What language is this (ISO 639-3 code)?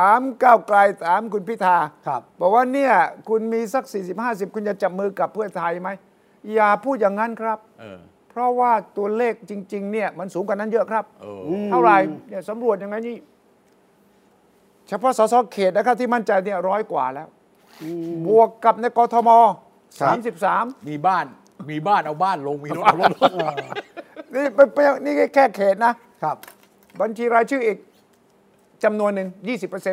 tha